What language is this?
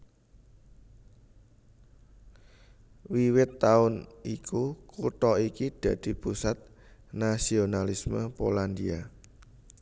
Javanese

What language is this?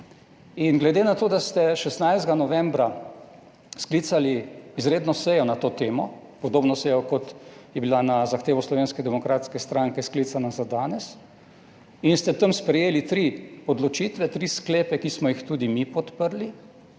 Slovenian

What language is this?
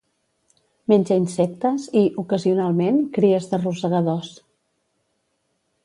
Catalan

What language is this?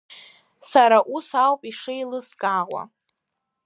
Abkhazian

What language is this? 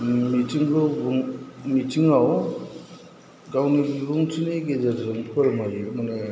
Bodo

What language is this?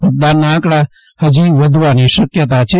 Gujarati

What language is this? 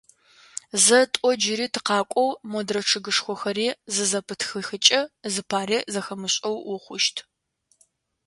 Adyghe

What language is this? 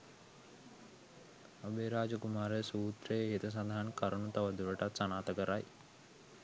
Sinhala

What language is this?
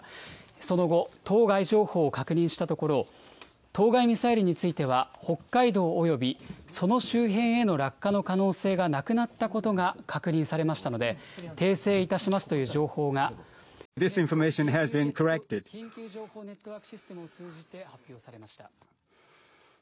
Japanese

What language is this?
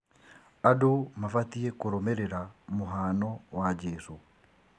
Kikuyu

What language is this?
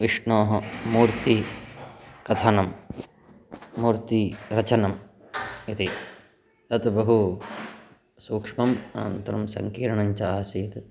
Sanskrit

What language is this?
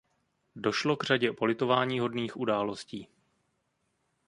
Czech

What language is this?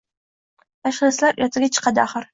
Uzbek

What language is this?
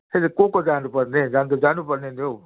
Nepali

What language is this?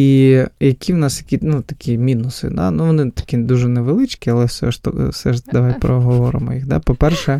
Ukrainian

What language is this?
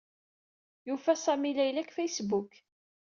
Kabyle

